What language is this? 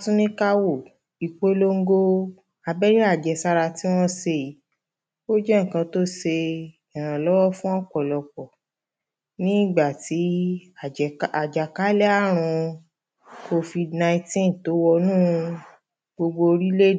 Yoruba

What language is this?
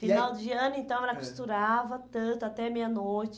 Portuguese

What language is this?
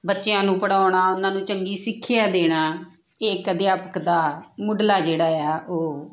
Punjabi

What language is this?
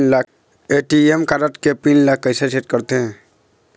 Chhattisgarhi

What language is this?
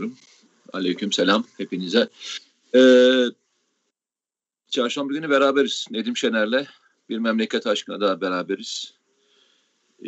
Turkish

